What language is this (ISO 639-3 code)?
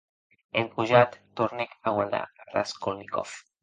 oci